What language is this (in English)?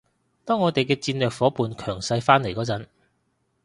Cantonese